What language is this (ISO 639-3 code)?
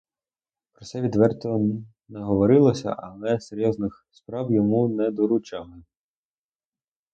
ukr